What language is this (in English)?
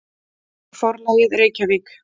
Icelandic